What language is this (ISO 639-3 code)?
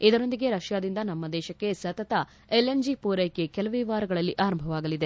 kan